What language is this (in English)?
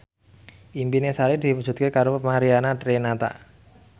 Javanese